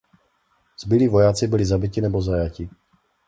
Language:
Czech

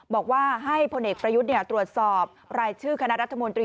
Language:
Thai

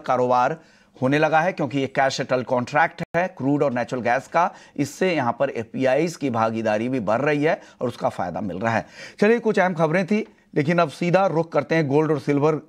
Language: Hindi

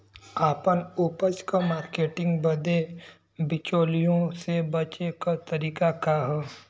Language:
Bhojpuri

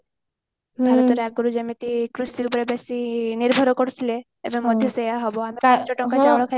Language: Odia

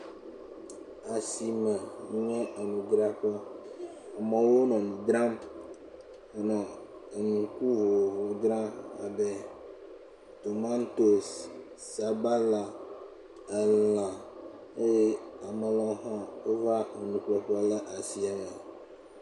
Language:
Ewe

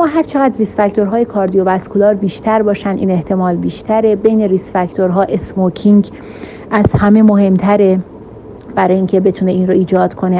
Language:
Persian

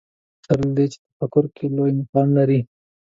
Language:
Pashto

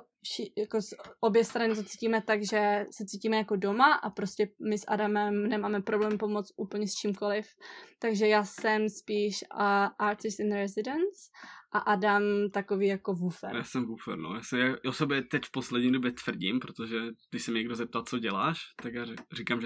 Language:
Czech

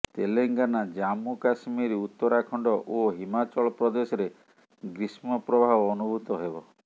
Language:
Odia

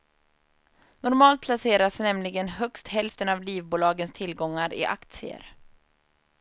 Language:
Swedish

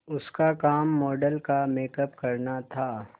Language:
Hindi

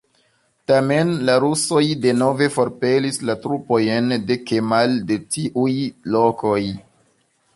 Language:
Esperanto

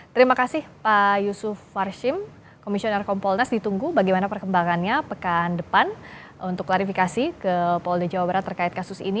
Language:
Indonesian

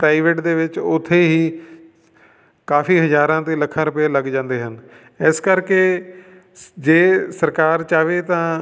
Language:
Punjabi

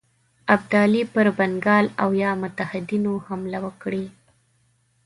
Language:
Pashto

